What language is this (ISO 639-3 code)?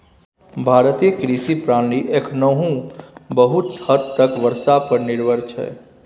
mai